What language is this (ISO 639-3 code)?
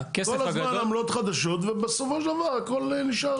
heb